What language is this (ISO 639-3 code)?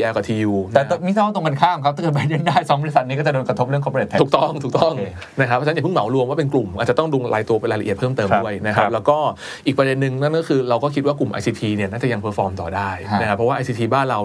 tha